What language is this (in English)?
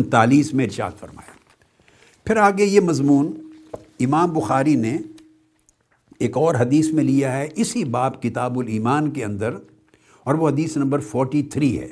Urdu